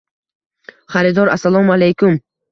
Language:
Uzbek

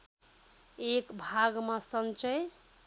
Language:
Nepali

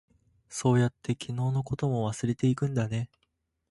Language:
Japanese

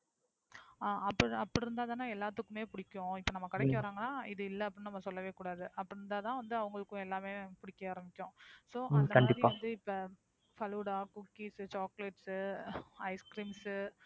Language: Tamil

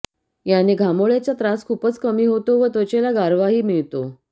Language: Marathi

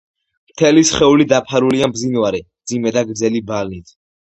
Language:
Georgian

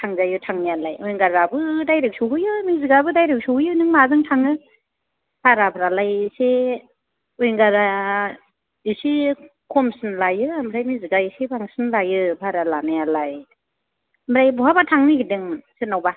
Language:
Bodo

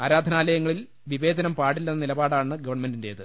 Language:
Malayalam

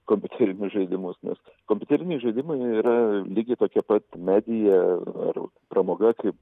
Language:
Lithuanian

